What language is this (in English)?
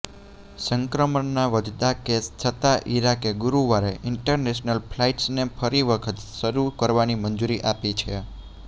Gujarati